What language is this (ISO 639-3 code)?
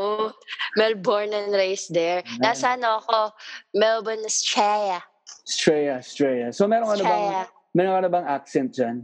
fil